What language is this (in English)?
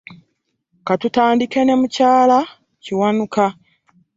Ganda